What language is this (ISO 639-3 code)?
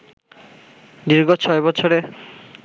ben